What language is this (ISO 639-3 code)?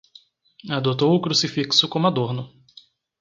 por